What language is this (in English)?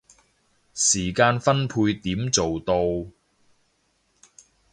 Cantonese